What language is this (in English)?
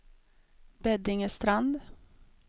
Swedish